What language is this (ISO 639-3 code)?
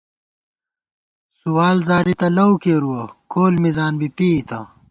gwt